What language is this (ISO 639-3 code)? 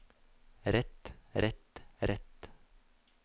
nor